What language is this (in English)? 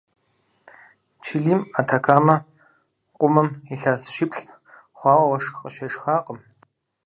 Kabardian